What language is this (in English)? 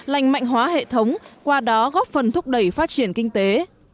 Vietnamese